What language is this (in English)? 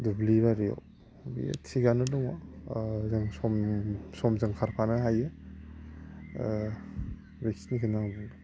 Bodo